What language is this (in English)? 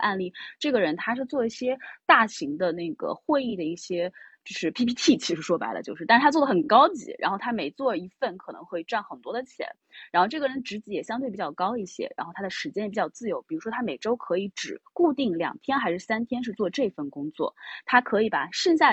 Chinese